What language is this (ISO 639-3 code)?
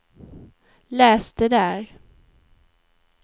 swe